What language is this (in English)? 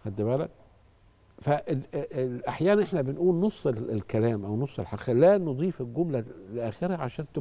Arabic